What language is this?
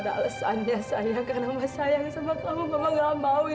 Indonesian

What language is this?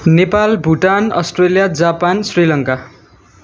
Nepali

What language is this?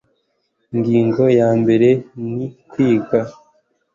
Kinyarwanda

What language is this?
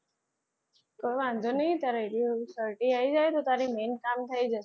Gujarati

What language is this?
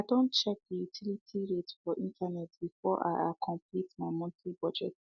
Nigerian Pidgin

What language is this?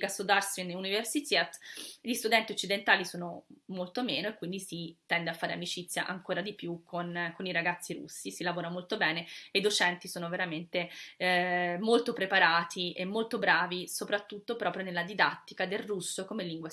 Italian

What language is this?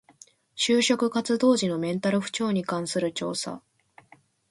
Japanese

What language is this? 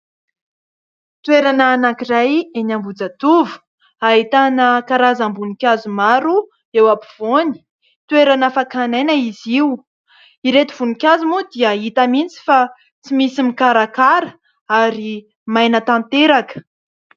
Malagasy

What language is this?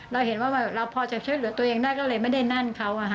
Thai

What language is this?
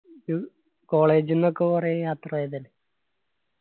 Malayalam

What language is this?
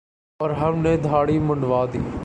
Urdu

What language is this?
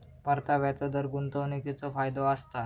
Marathi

